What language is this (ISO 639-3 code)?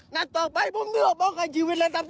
tha